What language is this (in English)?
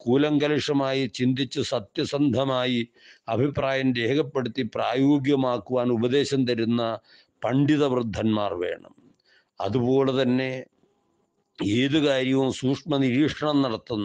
Turkish